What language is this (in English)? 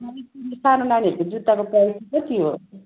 Nepali